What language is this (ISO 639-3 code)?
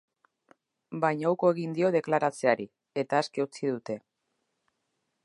eus